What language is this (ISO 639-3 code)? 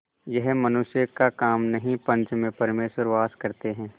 hin